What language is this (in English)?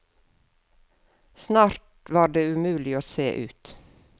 Norwegian